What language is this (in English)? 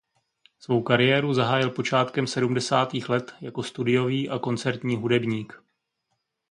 Czech